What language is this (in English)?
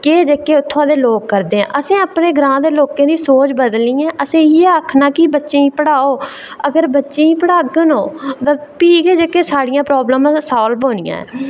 Dogri